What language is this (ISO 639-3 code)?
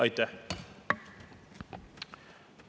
est